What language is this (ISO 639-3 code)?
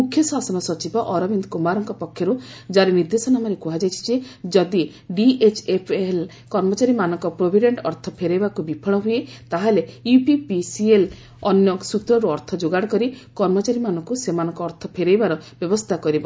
ori